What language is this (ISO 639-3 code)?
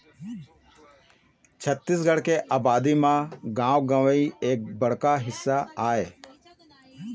hne